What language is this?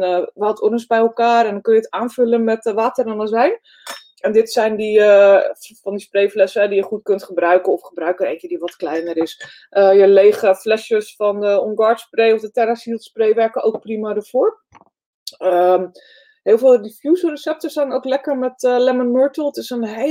Dutch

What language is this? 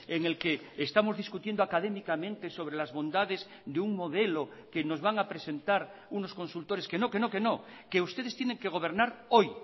Spanish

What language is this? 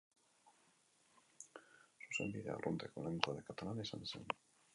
Basque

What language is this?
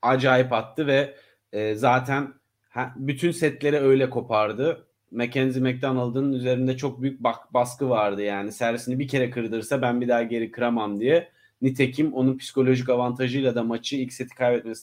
Turkish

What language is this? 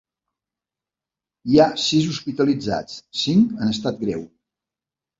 Catalan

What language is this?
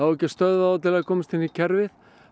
Icelandic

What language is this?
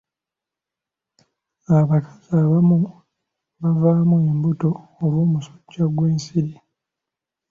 Ganda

